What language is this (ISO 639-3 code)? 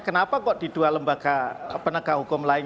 ind